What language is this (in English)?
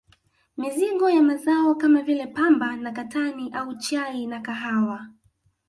Swahili